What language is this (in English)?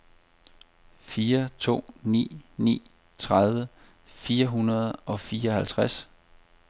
Danish